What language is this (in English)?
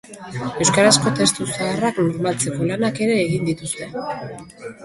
Basque